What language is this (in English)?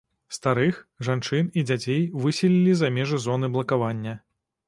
Belarusian